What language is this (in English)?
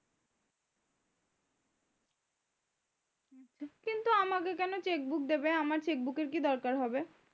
Bangla